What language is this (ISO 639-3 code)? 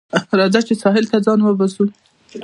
pus